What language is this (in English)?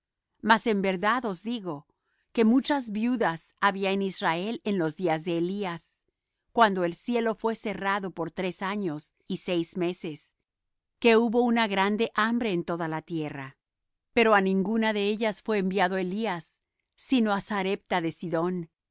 Spanish